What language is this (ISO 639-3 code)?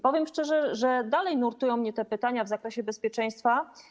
pol